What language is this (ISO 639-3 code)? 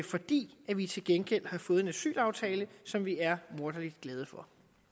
dan